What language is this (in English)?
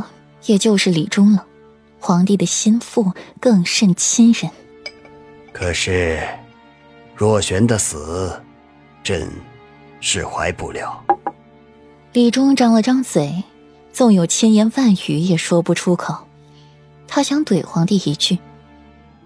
Chinese